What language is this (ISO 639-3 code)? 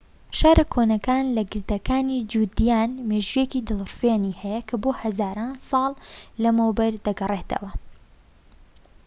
ckb